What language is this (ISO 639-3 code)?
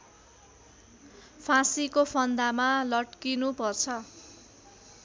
nep